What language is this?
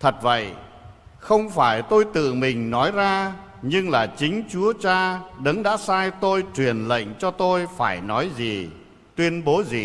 Vietnamese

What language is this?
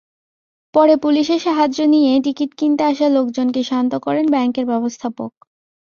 Bangla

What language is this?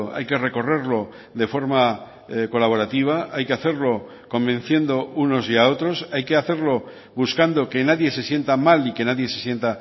Spanish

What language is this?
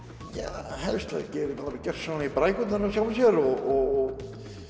Icelandic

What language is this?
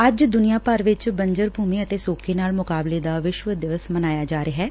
Punjabi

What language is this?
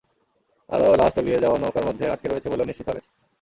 Bangla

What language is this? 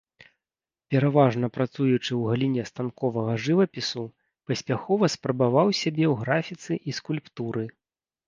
Belarusian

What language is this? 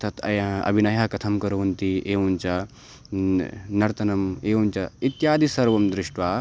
Sanskrit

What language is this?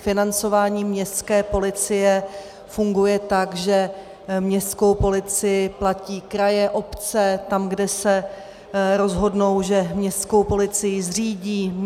Czech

